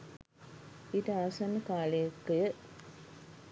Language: Sinhala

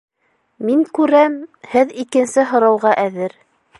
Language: Bashkir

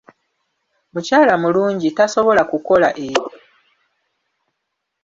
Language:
Ganda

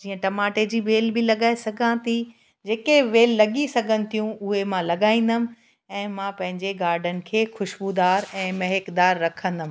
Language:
Sindhi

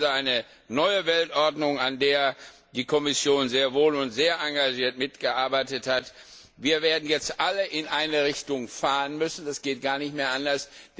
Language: German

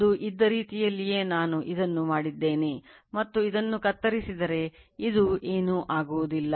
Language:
Kannada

